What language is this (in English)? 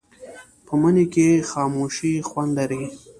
Pashto